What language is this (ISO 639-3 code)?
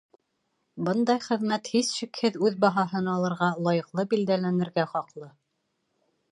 bak